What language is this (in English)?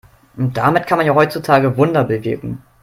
German